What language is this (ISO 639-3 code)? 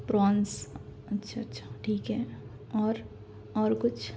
urd